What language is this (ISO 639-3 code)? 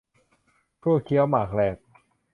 tha